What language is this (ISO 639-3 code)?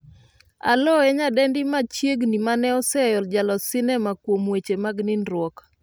luo